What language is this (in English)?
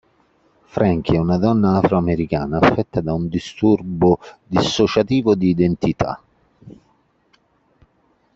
Italian